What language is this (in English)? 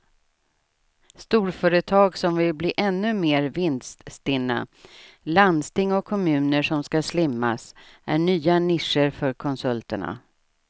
Swedish